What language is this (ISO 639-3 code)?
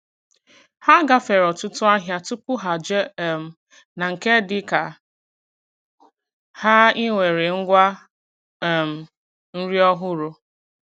ibo